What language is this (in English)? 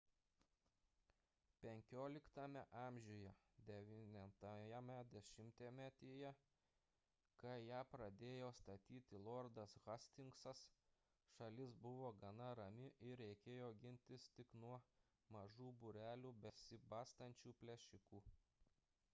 Lithuanian